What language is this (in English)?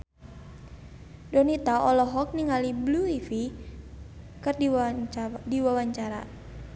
Sundanese